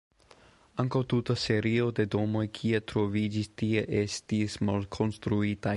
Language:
Esperanto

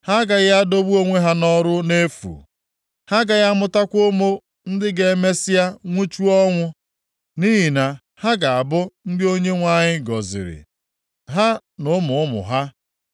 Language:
Igbo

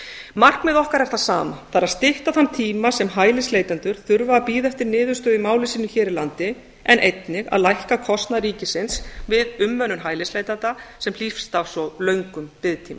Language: Icelandic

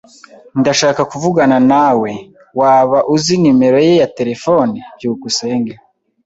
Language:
Kinyarwanda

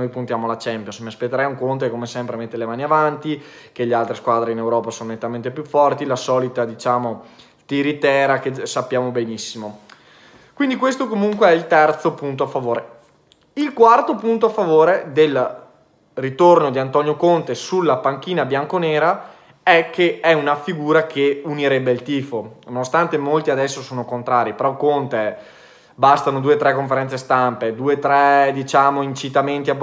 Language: Italian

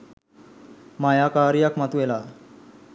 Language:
Sinhala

